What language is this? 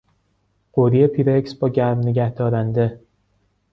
Persian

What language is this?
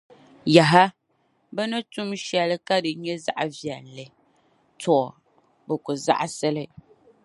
Dagbani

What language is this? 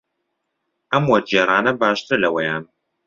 Central Kurdish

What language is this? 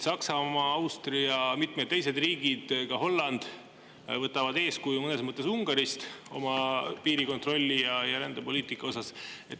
Estonian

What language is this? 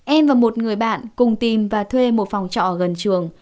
Vietnamese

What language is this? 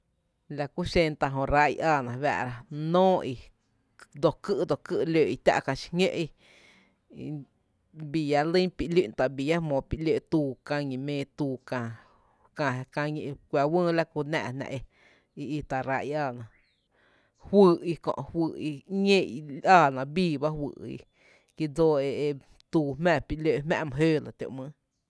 Tepinapa Chinantec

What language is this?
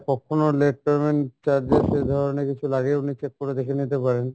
Bangla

